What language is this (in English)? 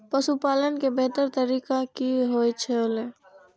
Maithili